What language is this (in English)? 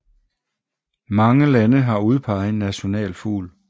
Danish